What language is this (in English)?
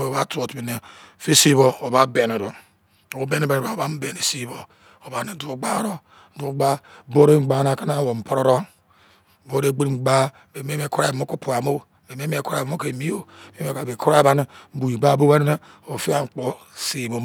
Izon